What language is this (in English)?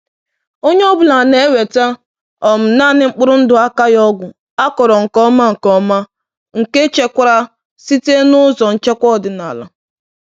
Igbo